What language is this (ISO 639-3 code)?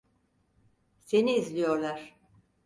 tur